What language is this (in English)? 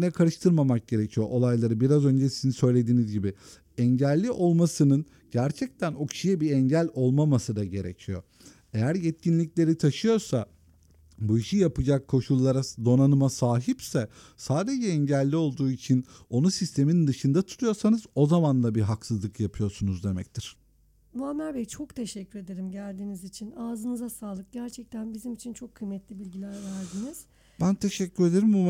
Turkish